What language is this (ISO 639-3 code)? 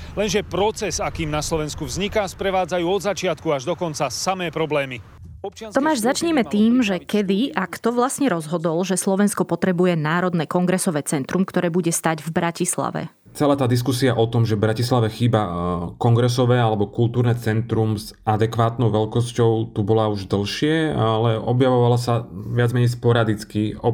slk